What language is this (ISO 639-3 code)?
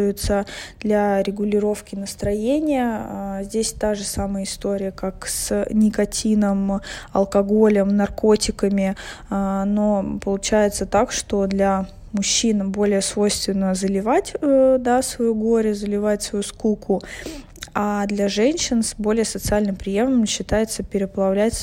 rus